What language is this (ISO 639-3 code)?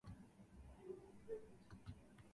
jpn